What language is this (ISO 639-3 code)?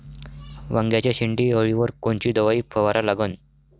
mar